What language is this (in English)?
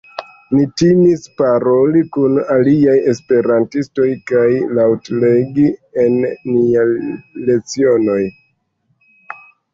Esperanto